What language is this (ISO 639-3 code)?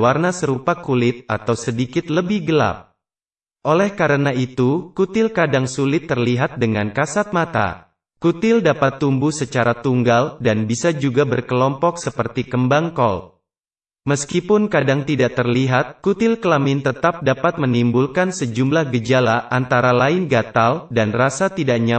ind